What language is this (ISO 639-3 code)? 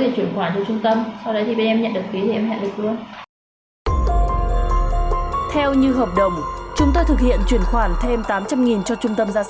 vie